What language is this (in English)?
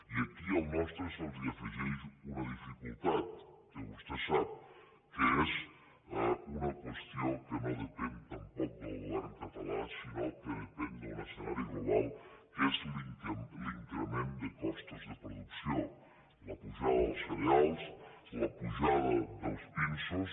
Catalan